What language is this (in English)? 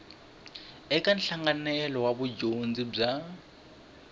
Tsonga